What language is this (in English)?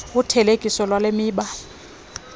Xhosa